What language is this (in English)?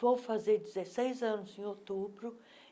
Portuguese